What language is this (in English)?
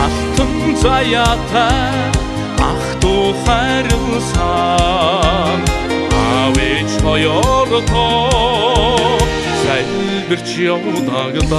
Dutch